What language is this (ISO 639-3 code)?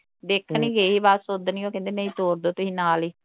pan